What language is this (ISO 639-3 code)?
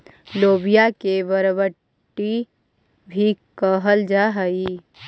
mag